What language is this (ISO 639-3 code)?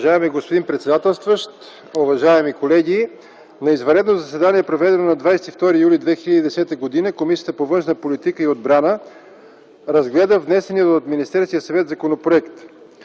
bul